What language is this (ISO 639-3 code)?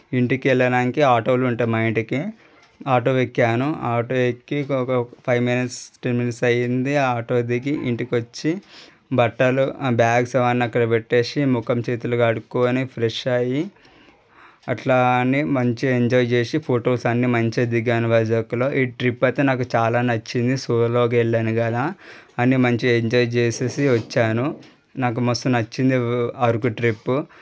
tel